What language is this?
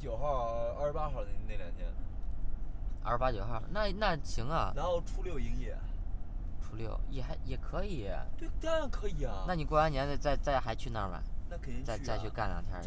Chinese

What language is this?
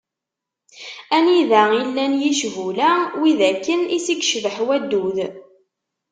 Kabyle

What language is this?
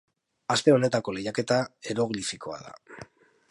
Basque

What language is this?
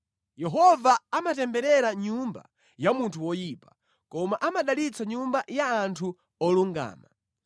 Nyanja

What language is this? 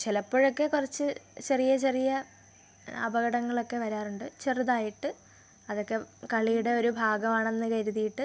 Malayalam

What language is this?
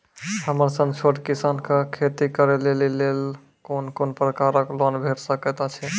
Maithili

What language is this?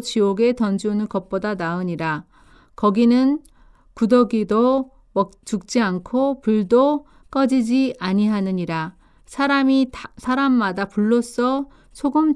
Korean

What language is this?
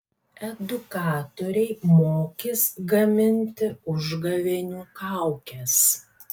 Lithuanian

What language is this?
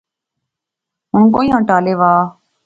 Pahari-Potwari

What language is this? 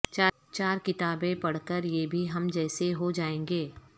Urdu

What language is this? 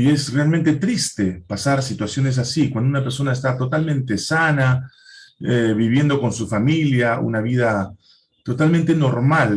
Spanish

